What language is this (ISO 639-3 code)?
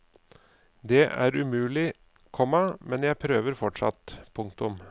nor